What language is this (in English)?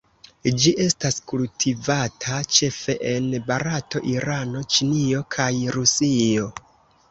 Esperanto